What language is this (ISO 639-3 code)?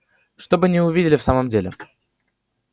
rus